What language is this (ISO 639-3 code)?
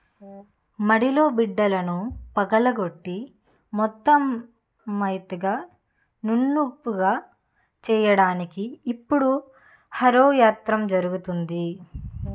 tel